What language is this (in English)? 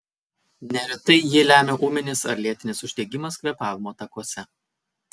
Lithuanian